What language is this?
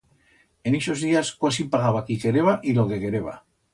Aragonese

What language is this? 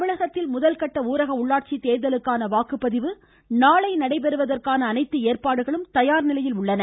Tamil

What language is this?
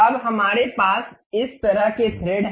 Hindi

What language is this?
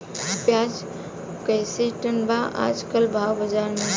Bhojpuri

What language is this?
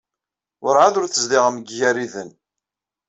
Kabyle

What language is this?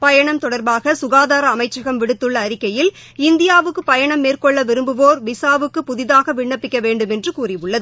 Tamil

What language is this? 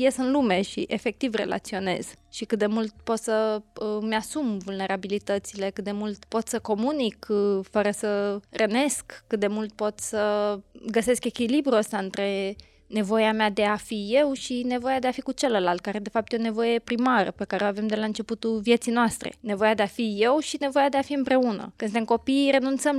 Romanian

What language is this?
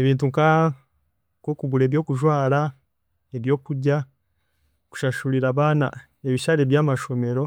Chiga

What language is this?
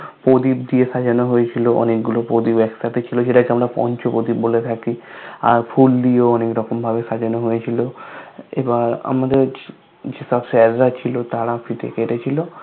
Bangla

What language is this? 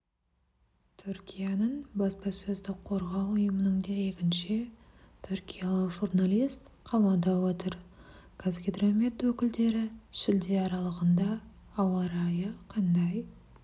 Kazakh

